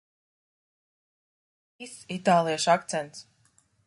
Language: Latvian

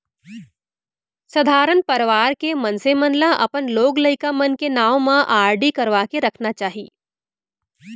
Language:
Chhattisgarhi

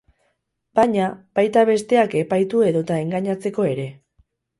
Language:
Basque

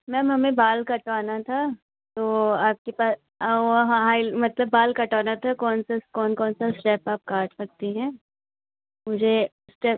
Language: Hindi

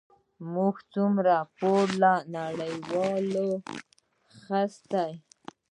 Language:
Pashto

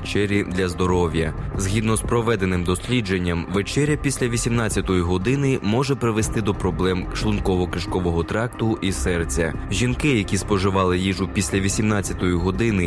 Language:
Ukrainian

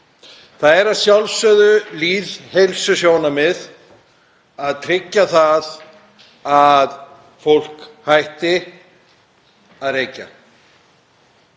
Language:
Icelandic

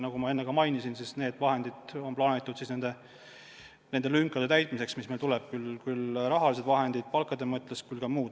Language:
Estonian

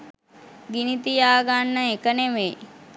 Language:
Sinhala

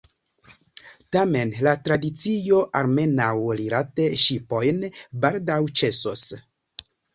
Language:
Esperanto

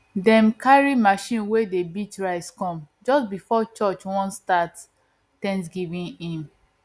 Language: Nigerian Pidgin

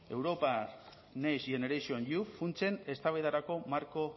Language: Basque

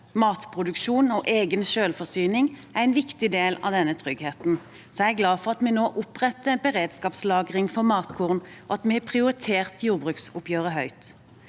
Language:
Norwegian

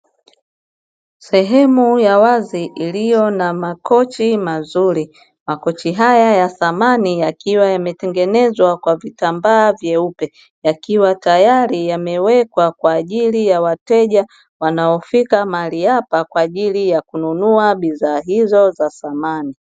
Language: Swahili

